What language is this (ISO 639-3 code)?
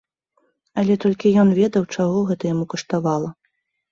bel